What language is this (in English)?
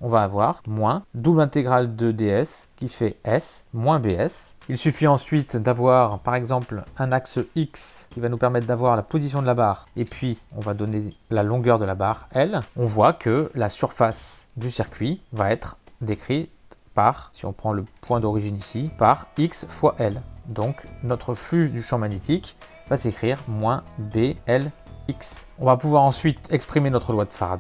French